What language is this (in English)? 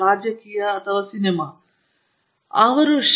Kannada